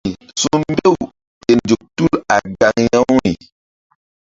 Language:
Mbum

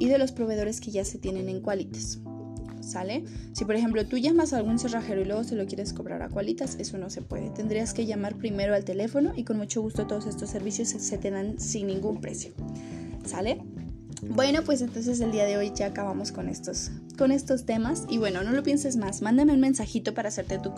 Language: Spanish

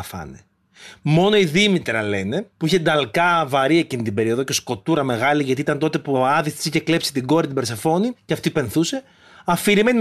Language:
Greek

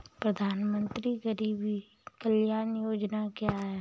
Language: Hindi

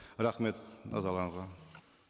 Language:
Kazakh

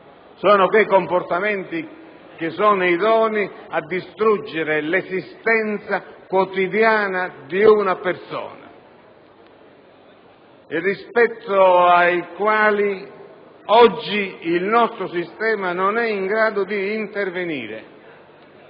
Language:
Italian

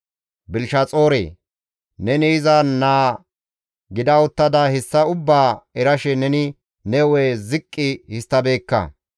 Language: Gamo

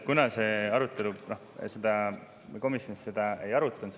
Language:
Estonian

